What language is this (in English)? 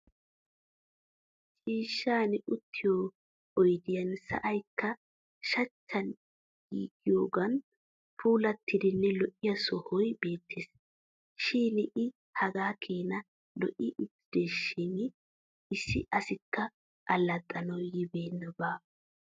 Wolaytta